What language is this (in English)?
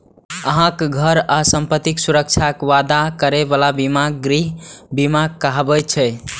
Maithili